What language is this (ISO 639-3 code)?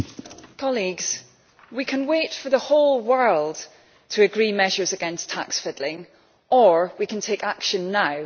eng